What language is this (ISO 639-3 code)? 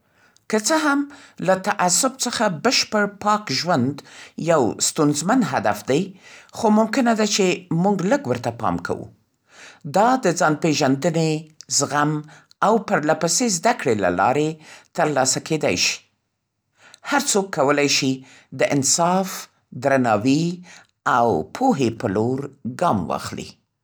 pst